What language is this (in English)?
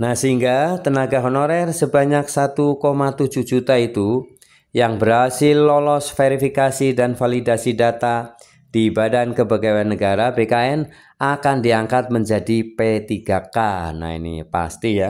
Indonesian